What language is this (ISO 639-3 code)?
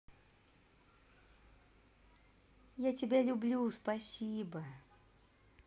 rus